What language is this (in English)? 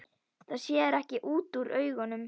Icelandic